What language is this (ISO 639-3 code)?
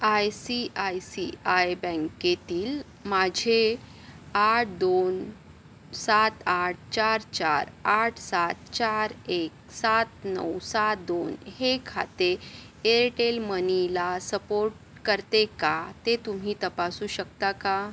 mar